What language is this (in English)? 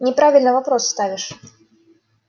Russian